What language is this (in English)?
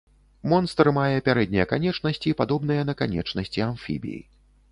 Belarusian